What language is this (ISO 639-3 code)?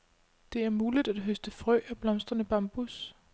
dan